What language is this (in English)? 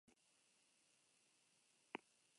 Basque